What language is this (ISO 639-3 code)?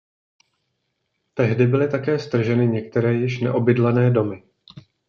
ces